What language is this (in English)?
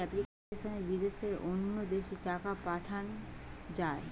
Bangla